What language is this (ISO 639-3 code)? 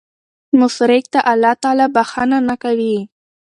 pus